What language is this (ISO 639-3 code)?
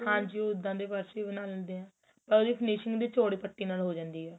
pan